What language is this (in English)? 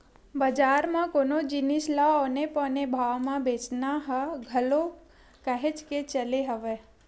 Chhattisgarhi